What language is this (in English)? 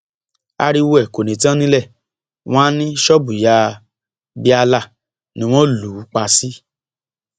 Yoruba